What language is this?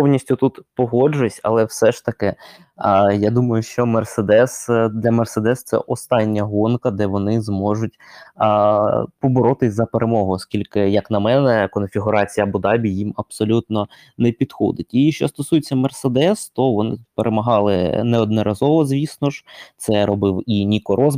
Ukrainian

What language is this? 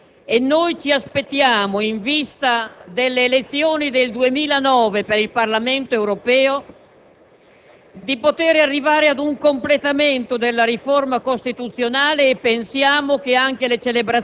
Italian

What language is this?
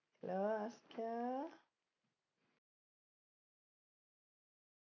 Malayalam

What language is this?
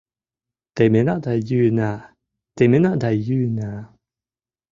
Mari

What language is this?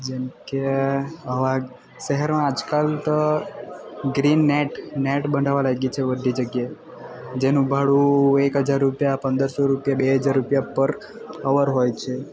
Gujarati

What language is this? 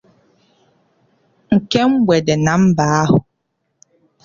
Igbo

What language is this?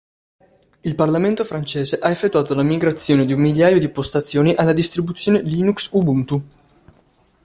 Italian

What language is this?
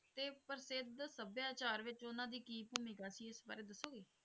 Punjabi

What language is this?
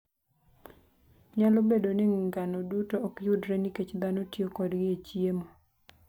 Luo (Kenya and Tanzania)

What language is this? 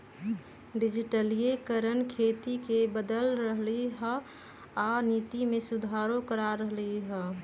Magahi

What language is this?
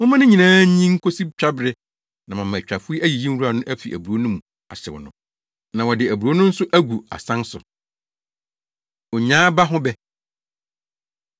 Akan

